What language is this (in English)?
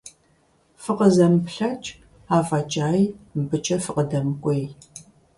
Kabardian